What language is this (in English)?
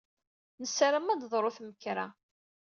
Kabyle